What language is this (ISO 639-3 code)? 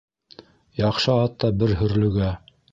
bak